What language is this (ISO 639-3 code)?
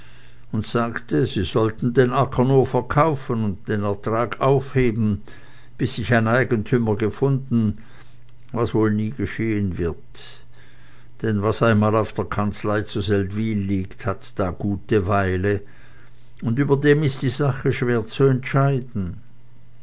deu